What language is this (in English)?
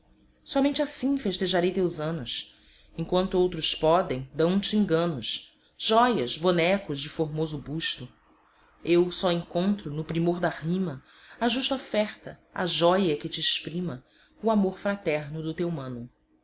Portuguese